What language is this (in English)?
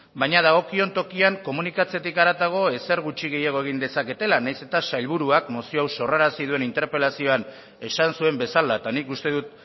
Basque